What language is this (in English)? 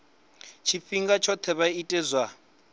Venda